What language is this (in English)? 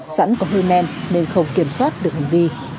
Vietnamese